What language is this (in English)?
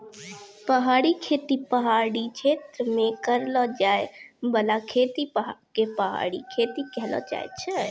Maithili